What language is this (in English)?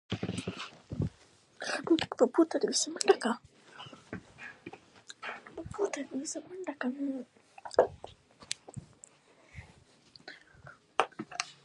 Pashto